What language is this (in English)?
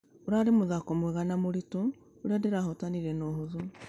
Kikuyu